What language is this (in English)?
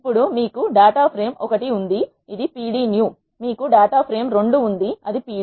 Telugu